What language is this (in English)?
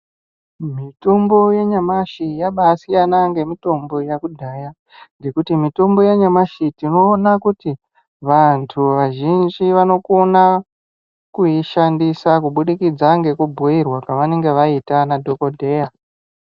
Ndau